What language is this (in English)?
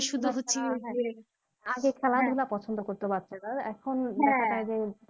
Bangla